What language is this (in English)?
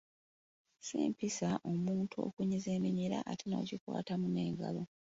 Ganda